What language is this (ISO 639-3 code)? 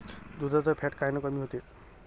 mar